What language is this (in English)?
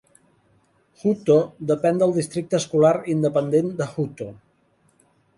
Catalan